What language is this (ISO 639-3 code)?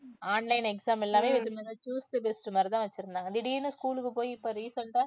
tam